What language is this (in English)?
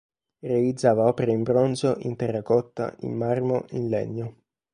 Italian